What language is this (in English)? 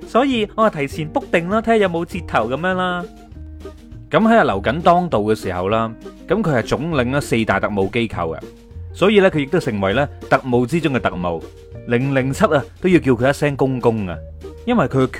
Chinese